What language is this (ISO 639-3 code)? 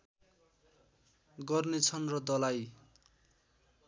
nep